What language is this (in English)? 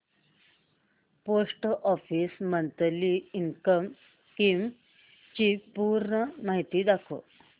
Marathi